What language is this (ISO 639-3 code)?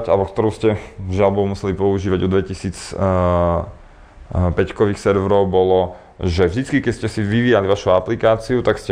slk